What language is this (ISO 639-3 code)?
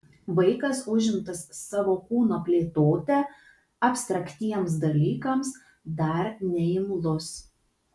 lit